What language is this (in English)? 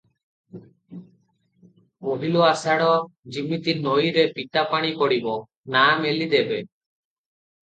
Odia